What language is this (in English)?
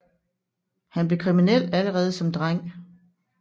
Danish